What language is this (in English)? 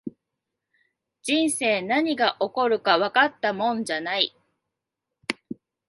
Japanese